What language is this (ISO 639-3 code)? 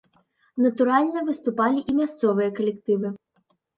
bel